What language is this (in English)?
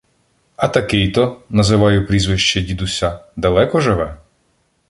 Ukrainian